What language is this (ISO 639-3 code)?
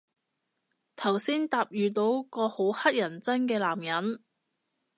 yue